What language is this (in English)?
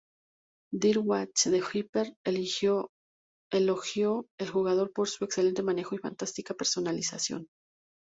Spanish